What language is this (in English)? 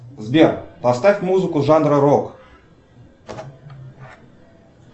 Russian